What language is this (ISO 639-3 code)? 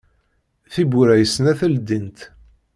kab